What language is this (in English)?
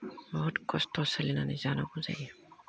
Bodo